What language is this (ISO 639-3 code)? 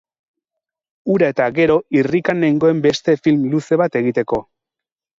eus